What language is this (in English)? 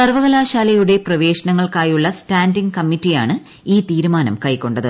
Malayalam